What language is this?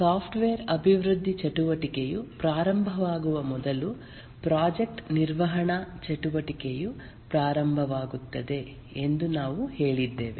Kannada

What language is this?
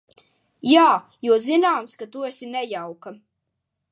Latvian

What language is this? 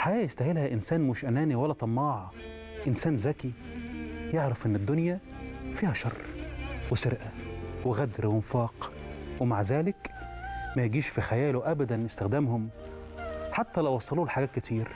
Arabic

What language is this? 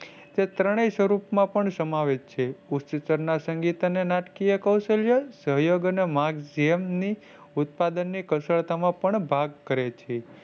Gujarati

